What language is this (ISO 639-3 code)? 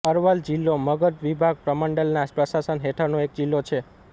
guj